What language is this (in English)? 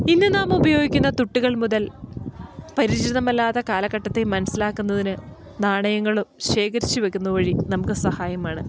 Malayalam